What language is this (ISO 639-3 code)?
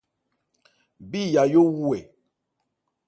ebr